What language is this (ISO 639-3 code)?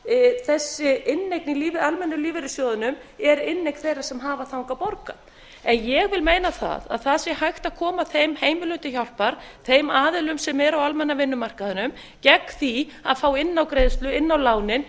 isl